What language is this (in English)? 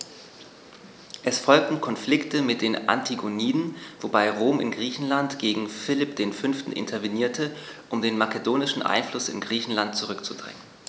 German